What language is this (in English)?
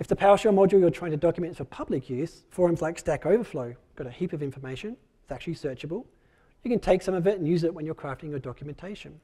English